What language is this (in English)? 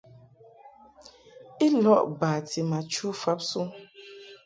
Mungaka